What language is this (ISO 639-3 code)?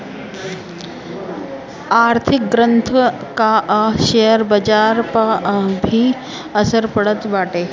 bho